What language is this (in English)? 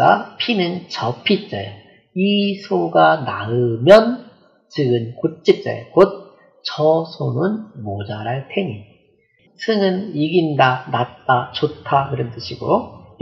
Korean